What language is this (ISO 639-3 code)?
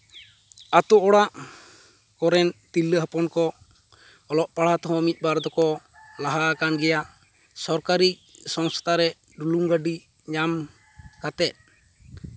sat